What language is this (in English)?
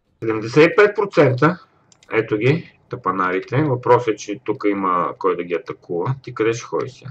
Bulgarian